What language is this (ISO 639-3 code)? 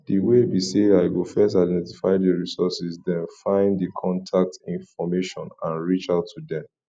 pcm